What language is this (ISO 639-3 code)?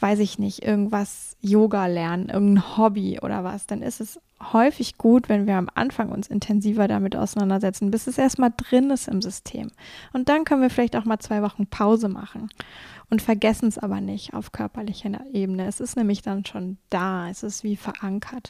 deu